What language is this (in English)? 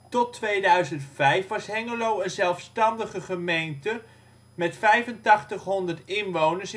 Dutch